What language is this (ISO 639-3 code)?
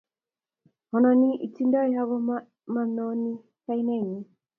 kln